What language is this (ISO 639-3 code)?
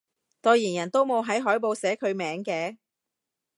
yue